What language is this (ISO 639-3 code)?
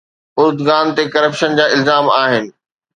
snd